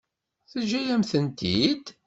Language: Kabyle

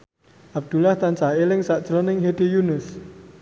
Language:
Javanese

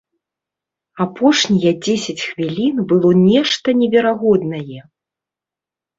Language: Belarusian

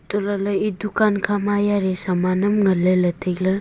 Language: Wancho Naga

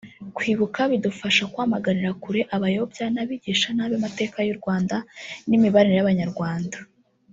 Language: Kinyarwanda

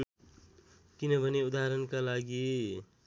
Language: Nepali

